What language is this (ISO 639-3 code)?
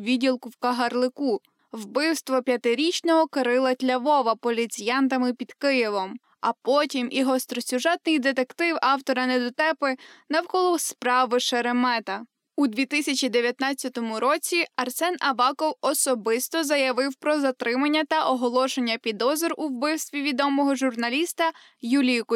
ukr